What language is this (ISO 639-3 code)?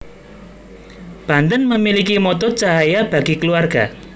jav